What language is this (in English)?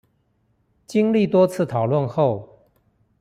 Chinese